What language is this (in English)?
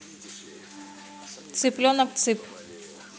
Russian